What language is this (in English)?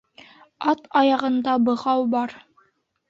Bashkir